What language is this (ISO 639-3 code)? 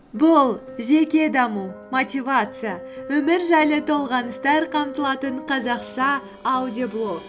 kaz